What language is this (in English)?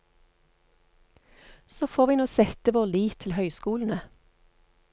Norwegian